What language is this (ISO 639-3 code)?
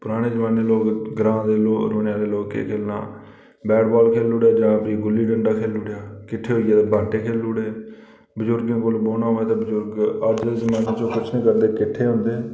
doi